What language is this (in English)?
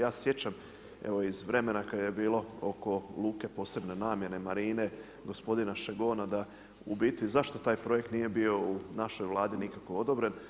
Croatian